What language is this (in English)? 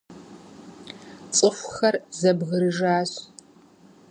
Kabardian